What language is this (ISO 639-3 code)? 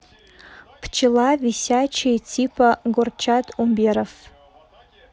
rus